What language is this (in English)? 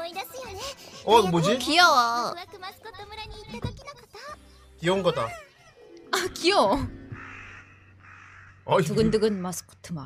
Korean